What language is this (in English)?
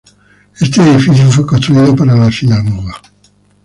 Spanish